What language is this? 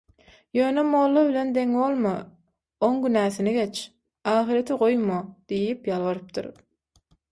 Turkmen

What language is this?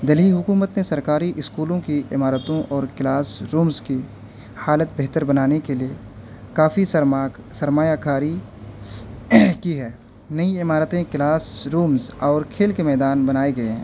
Urdu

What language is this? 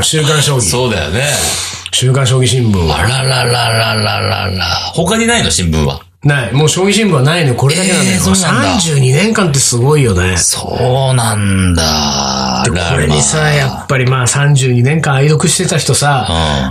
Japanese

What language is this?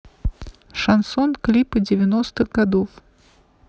Russian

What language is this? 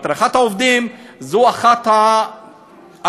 Hebrew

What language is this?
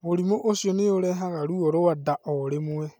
Kikuyu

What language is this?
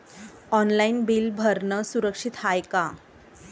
Marathi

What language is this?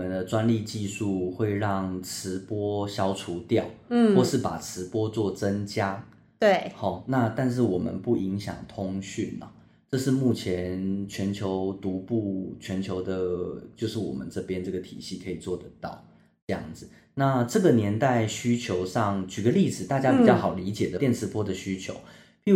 Chinese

